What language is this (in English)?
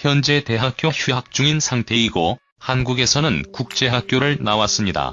Korean